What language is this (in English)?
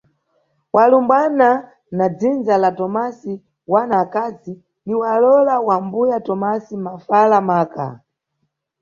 Nyungwe